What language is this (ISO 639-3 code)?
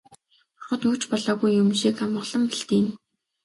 mon